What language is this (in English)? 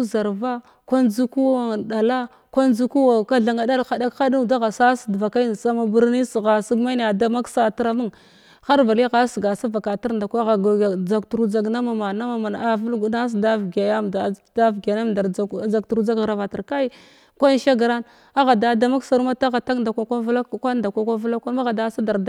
Glavda